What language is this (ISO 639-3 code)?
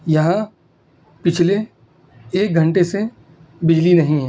urd